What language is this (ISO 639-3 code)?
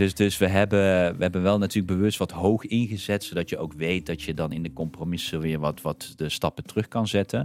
nld